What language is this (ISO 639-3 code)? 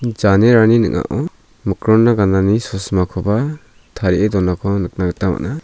grt